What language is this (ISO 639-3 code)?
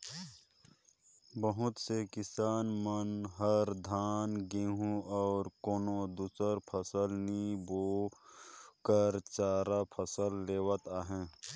hne